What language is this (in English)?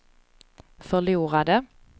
Swedish